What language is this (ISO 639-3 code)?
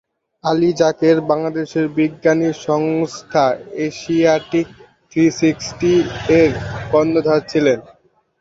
ben